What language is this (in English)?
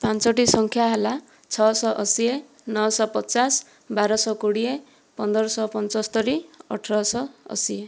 Odia